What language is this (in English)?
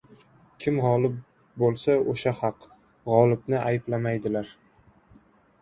Uzbek